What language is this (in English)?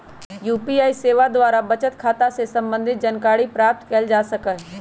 Magahi